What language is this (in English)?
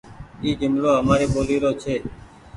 Goaria